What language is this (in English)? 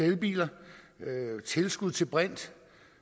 Danish